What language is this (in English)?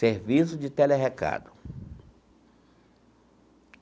Portuguese